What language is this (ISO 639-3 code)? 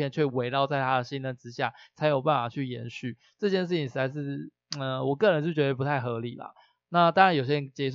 zho